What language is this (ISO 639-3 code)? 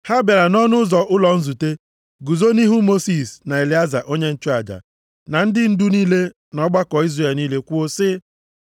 ibo